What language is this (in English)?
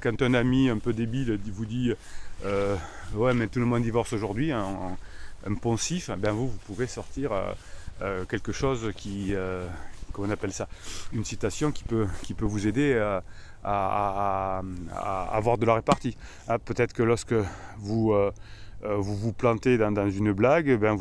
French